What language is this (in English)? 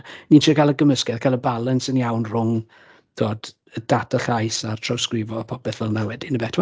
Welsh